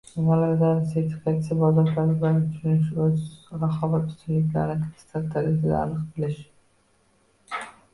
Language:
Uzbek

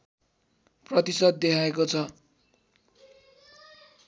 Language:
Nepali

